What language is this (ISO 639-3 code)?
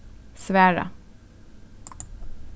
fao